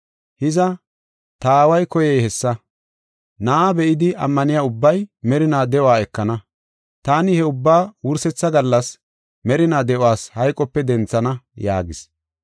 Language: Gofa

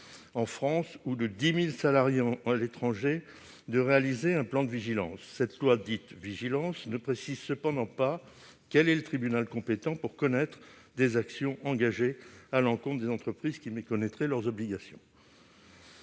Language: French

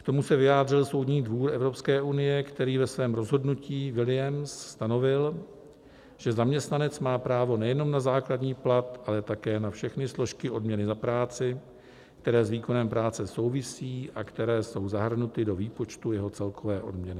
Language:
Czech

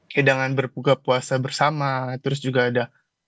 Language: Indonesian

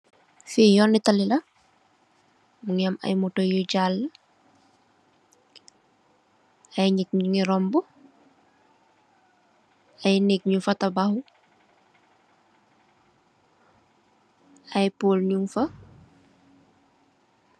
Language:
Wolof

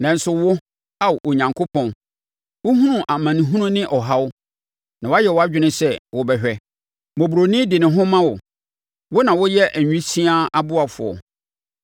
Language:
Akan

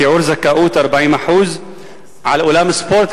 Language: Hebrew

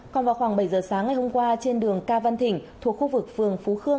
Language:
Vietnamese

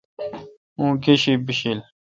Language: Kalkoti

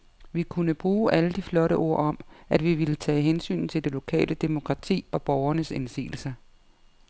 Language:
Danish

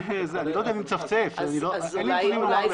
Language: Hebrew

